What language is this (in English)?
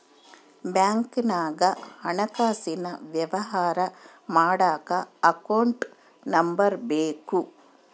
Kannada